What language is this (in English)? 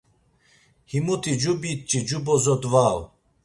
Laz